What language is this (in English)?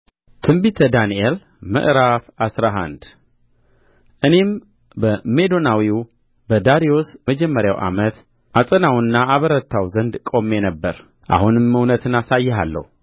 Amharic